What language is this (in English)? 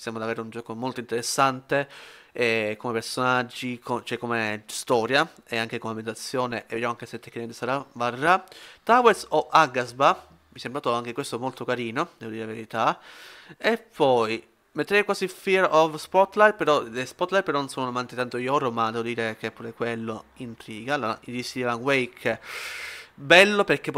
Italian